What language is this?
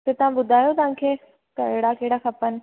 Sindhi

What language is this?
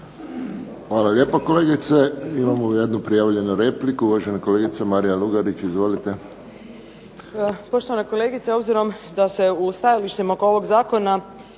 Croatian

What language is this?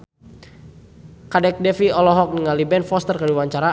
Sundanese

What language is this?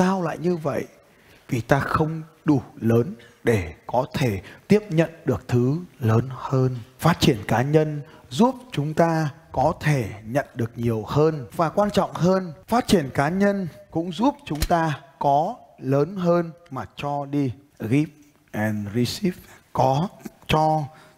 Vietnamese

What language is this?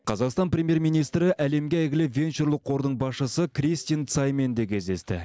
Kazakh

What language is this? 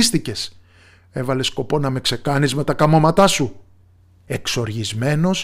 Greek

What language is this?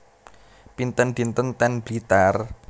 Javanese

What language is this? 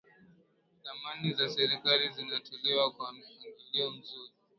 Swahili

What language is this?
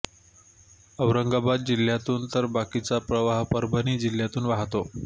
Marathi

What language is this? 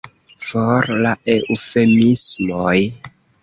Esperanto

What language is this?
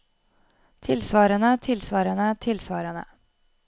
Norwegian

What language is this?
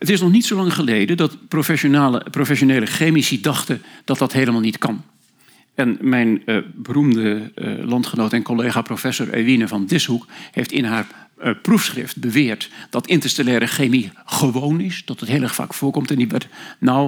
Dutch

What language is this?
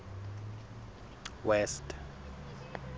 Southern Sotho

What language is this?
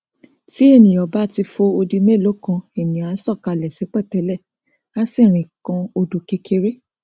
Yoruba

